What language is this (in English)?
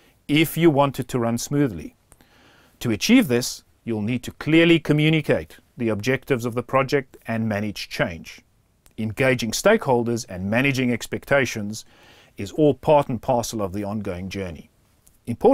English